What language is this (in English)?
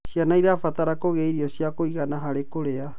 Kikuyu